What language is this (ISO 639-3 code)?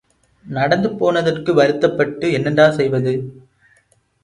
tam